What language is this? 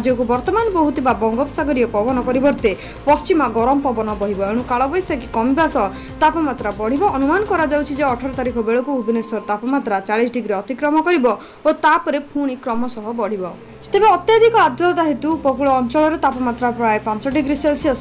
Romanian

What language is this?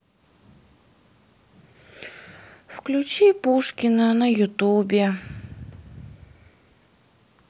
Russian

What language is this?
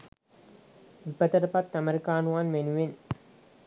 Sinhala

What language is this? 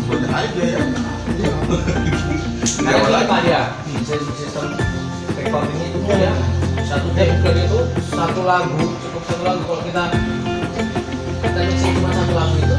Indonesian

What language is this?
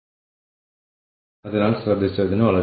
Malayalam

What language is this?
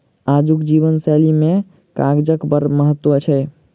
Maithili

